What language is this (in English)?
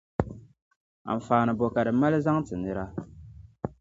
Dagbani